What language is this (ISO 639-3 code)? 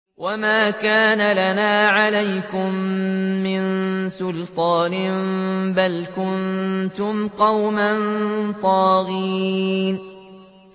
ara